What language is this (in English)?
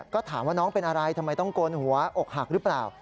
Thai